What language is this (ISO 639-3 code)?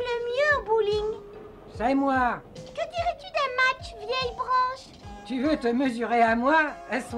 fra